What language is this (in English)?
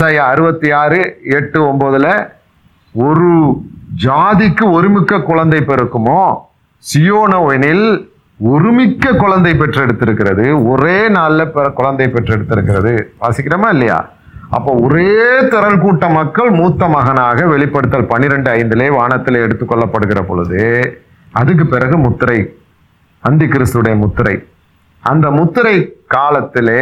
Tamil